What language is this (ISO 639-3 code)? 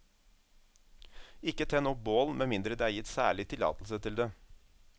nor